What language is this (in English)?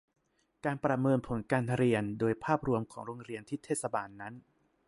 Thai